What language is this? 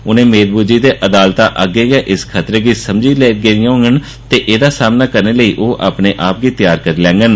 Dogri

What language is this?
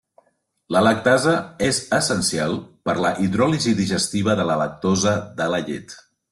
Catalan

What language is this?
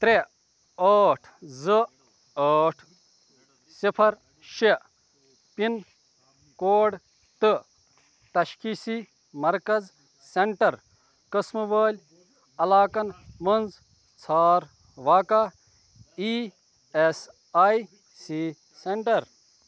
Kashmiri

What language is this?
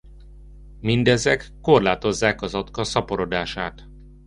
Hungarian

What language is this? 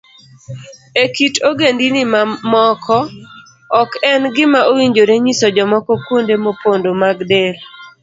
Luo (Kenya and Tanzania)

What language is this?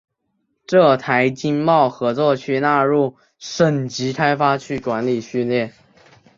Chinese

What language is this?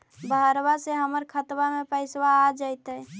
Magahi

